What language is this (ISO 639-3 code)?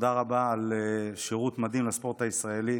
heb